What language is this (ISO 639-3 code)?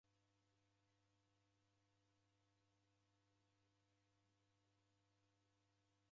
dav